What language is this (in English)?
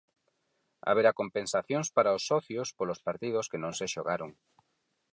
Galician